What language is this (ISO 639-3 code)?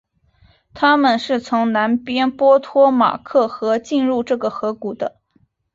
zho